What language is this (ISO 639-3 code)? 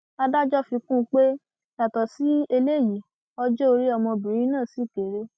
yor